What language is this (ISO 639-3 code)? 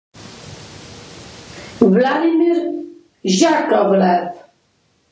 ita